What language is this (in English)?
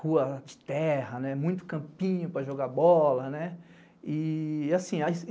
Portuguese